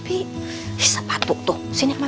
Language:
Indonesian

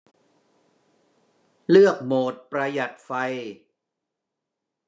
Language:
Thai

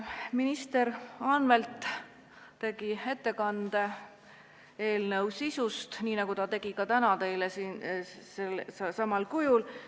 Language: Estonian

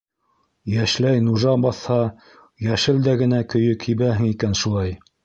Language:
Bashkir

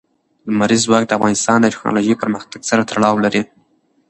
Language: Pashto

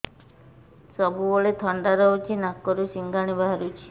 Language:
Odia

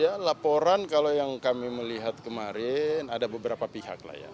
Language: Indonesian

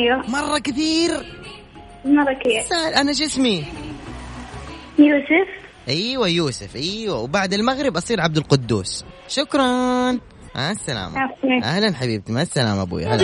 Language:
Arabic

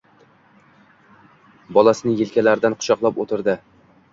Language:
Uzbek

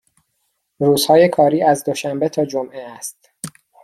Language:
Persian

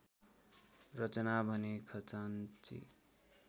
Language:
Nepali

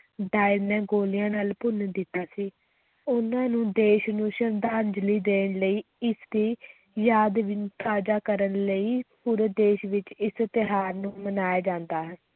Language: Punjabi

